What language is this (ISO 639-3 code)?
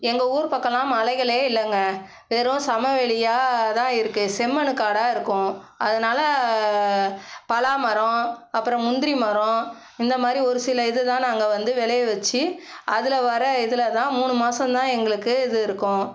tam